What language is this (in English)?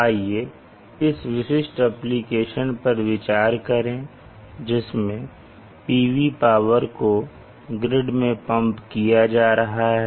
Hindi